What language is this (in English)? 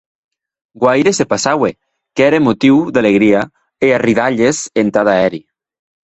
Occitan